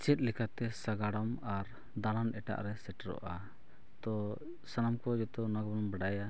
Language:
Santali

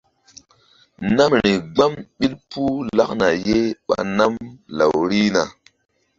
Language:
Mbum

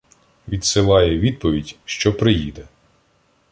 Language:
Ukrainian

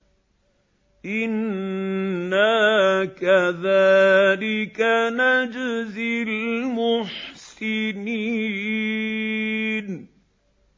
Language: Arabic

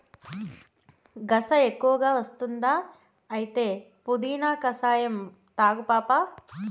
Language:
Telugu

